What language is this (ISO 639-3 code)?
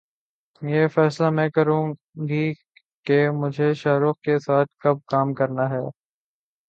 urd